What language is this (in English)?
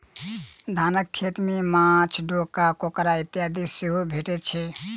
Maithili